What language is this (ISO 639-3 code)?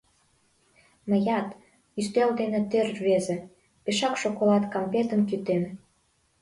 chm